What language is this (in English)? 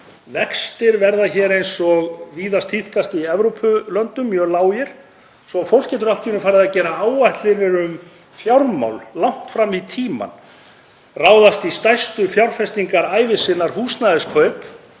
Icelandic